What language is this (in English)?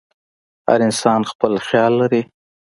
Pashto